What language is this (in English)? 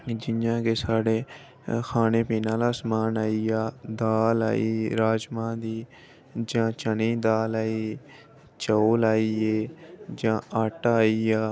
Dogri